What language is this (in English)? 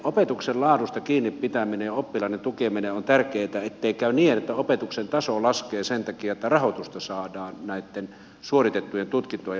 Finnish